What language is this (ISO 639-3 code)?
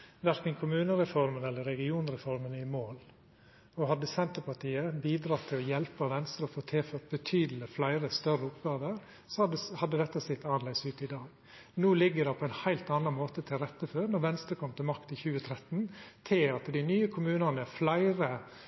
nno